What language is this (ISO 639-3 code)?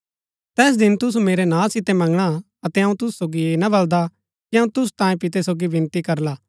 gbk